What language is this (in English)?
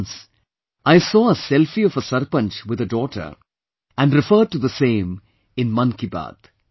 English